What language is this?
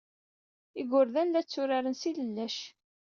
Kabyle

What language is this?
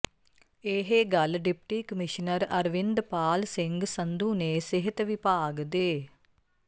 Punjabi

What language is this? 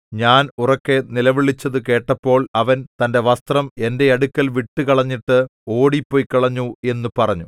Malayalam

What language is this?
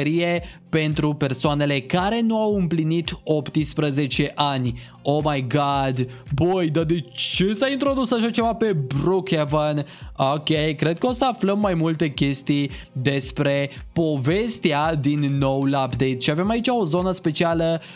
Romanian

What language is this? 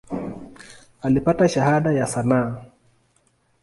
Swahili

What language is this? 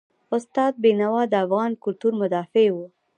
Pashto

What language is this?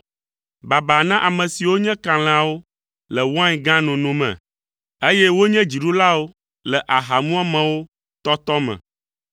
Ewe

